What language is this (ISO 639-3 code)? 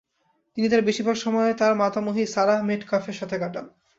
ben